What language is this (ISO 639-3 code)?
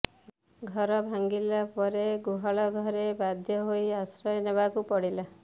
ori